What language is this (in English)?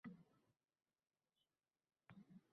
Uzbek